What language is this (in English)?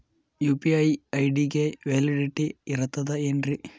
Kannada